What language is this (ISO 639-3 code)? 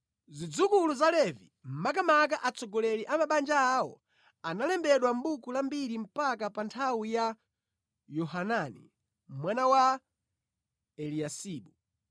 nya